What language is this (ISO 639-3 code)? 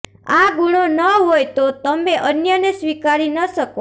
guj